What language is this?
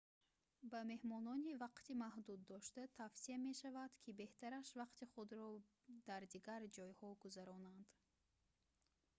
Tajik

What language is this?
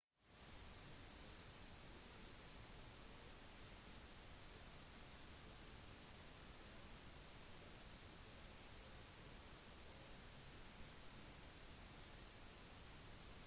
Norwegian Bokmål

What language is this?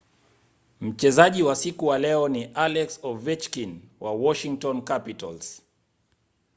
Swahili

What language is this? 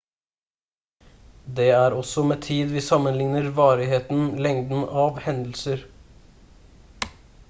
Norwegian Bokmål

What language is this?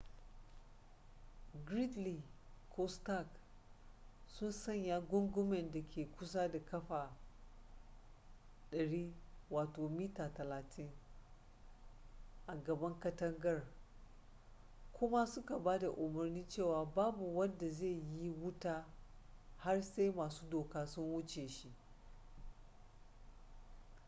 Hausa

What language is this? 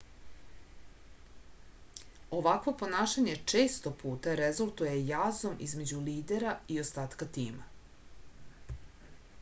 Serbian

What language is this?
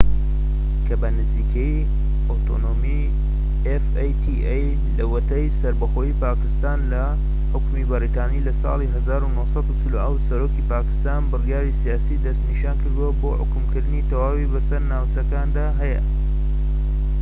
Central Kurdish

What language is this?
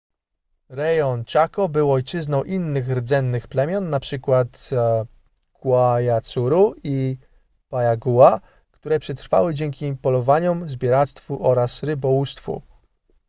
Polish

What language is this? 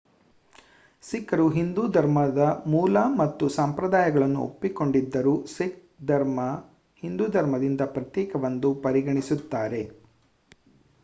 Kannada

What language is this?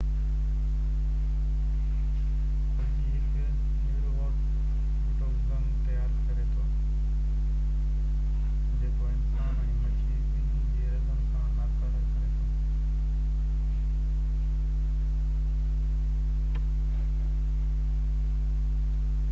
Sindhi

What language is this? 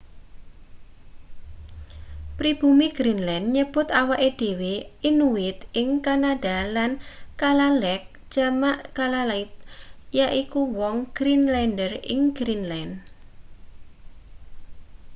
Javanese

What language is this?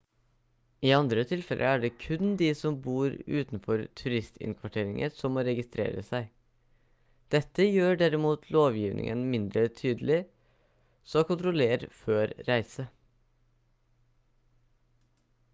Norwegian Bokmål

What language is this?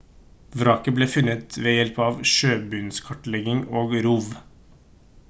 Norwegian Bokmål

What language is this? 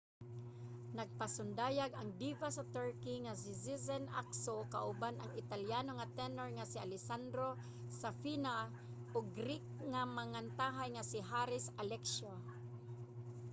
Cebuano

